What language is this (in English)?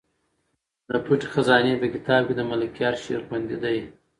Pashto